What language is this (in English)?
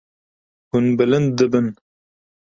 Kurdish